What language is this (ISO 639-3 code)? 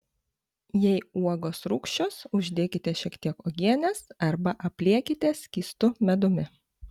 lit